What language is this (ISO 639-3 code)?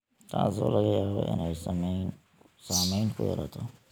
som